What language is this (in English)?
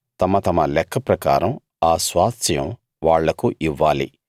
Telugu